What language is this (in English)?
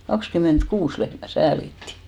Finnish